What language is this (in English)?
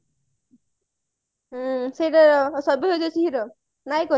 Odia